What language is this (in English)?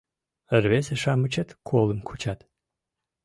Mari